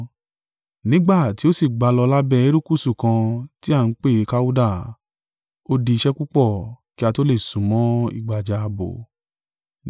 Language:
Yoruba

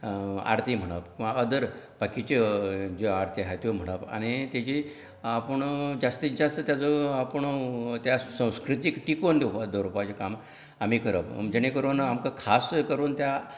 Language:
Konkani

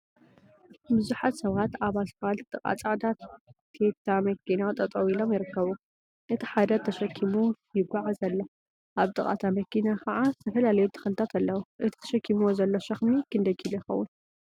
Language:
Tigrinya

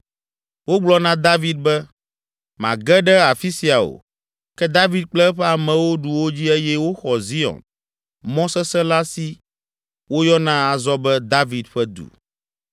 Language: Ewe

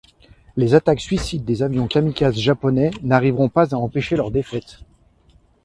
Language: French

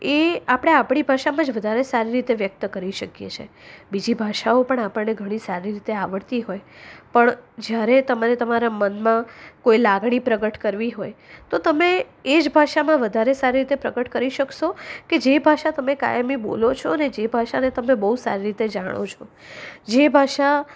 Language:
Gujarati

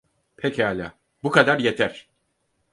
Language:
Turkish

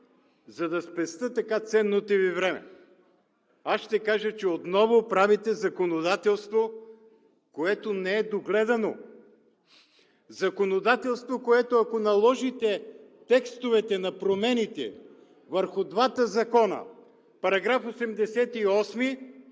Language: Bulgarian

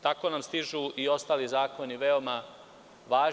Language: Serbian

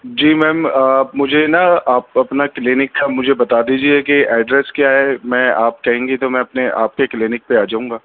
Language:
Urdu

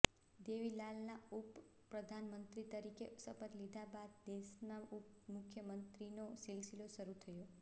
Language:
Gujarati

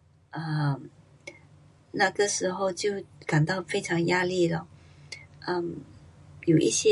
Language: Pu-Xian Chinese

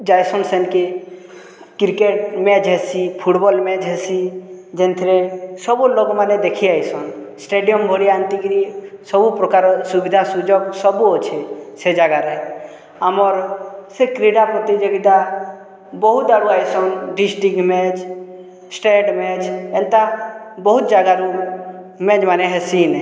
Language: Odia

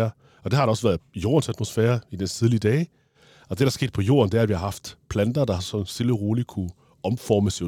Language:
Danish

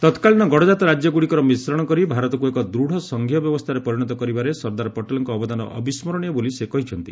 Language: Odia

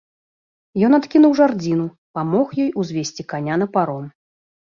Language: Belarusian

